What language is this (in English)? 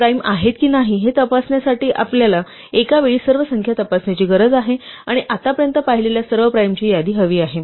Marathi